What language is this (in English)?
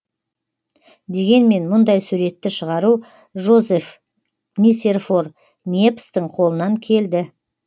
Kazakh